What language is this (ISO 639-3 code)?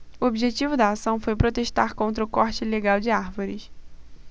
por